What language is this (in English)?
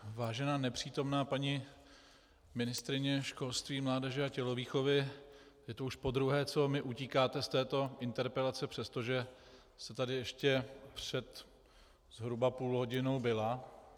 Czech